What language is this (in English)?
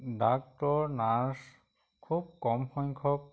Assamese